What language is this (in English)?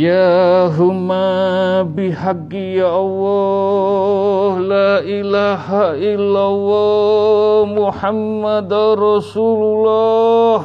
Indonesian